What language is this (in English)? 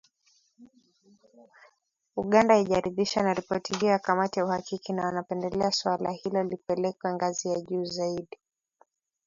Swahili